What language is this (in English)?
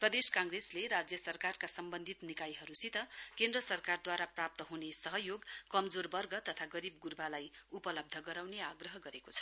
Nepali